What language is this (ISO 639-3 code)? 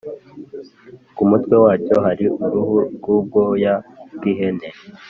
kin